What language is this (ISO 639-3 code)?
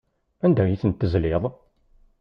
kab